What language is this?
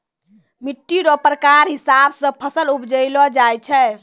Maithili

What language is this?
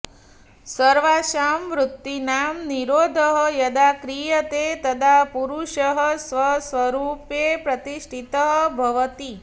Sanskrit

